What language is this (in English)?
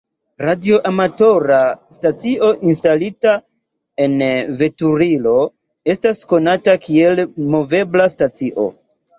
Esperanto